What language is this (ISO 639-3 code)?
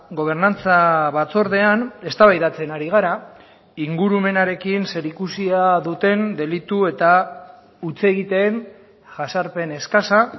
eus